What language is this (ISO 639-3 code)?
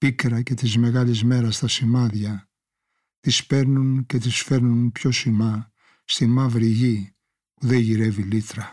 ell